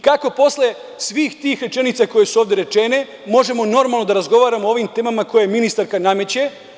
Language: Serbian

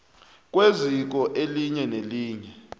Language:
South Ndebele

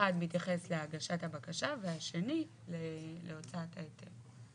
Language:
Hebrew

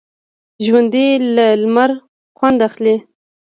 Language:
Pashto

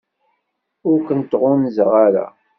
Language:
Kabyle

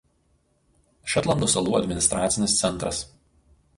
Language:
Lithuanian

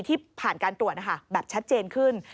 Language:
Thai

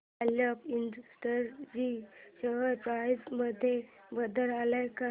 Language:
Marathi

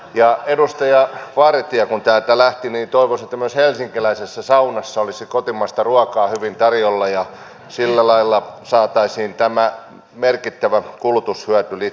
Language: Finnish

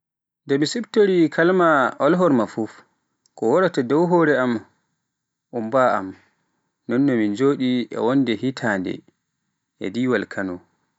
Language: Pular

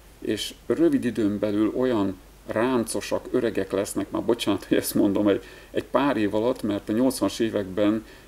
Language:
Hungarian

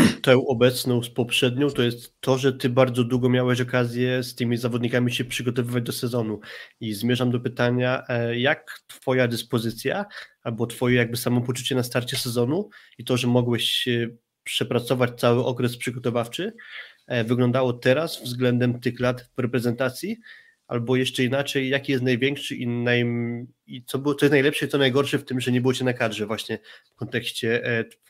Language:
Polish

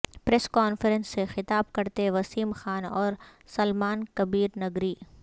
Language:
Urdu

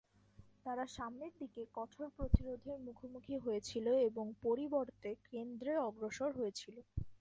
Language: Bangla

